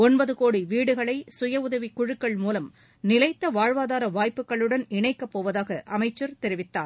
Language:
Tamil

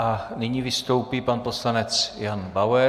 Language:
Czech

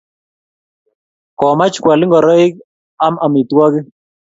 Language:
Kalenjin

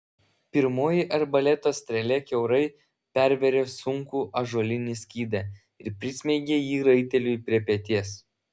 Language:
Lithuanian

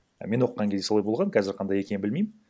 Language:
Kazakh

